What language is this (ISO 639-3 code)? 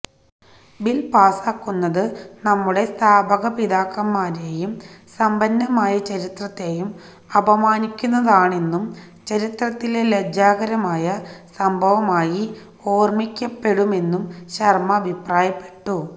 mal